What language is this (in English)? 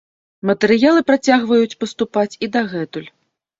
Belarusian